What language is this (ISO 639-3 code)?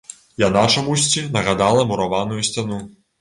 bel